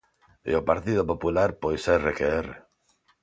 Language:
Galician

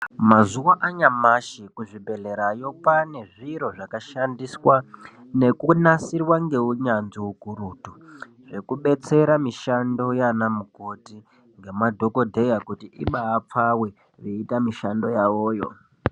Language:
Ndau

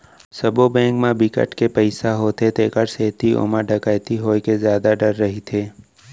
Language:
Chhattisgarhi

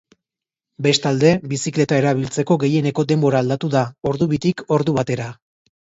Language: Basque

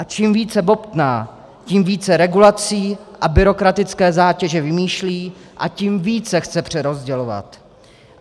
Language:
Czech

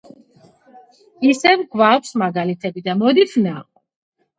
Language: Georgian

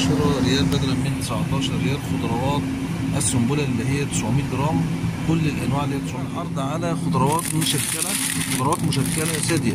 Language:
Arabic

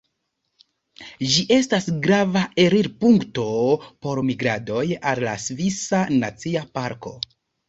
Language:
Esperanto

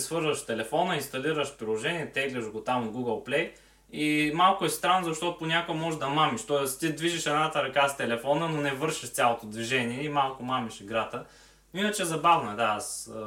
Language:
Bulgarian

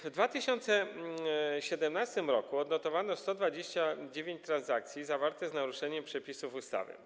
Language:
Polish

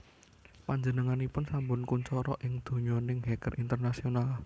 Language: Javanese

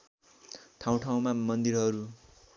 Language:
Nepali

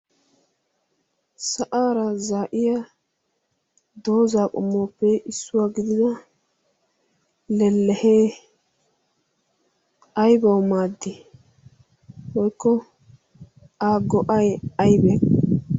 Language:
Wolaytta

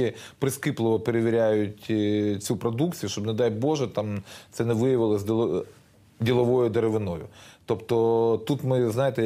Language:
Ukrainian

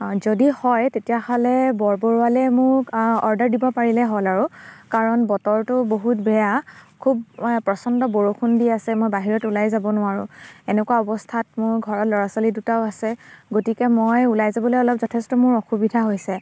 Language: Assamese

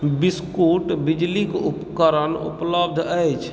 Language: Maithili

